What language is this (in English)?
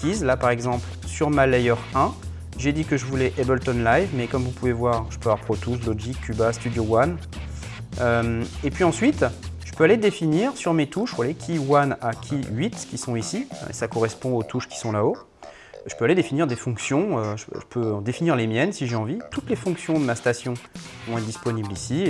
French